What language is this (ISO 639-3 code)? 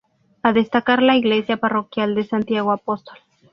spa